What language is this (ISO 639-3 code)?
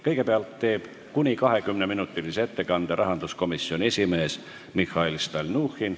est